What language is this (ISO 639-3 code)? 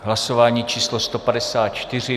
ces